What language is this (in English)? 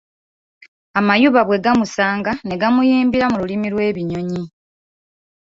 Ganda